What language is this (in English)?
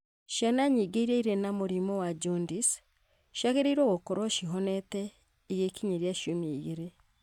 Kikuyu